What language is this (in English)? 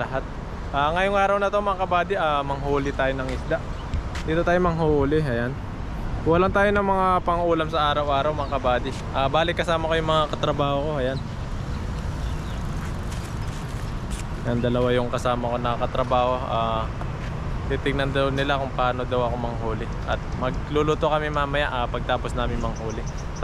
Filipino